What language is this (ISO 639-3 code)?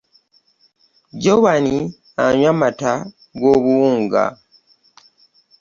lug